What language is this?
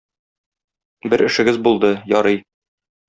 Tatar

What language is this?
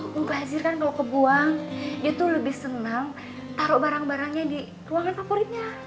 Indonesian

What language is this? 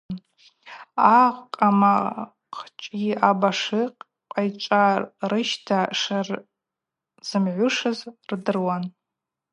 Abaza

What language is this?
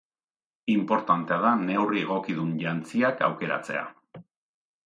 Basque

